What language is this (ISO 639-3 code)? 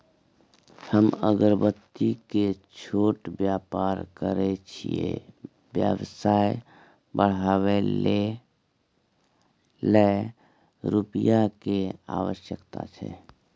mai